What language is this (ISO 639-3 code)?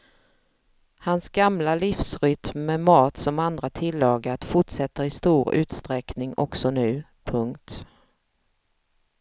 swe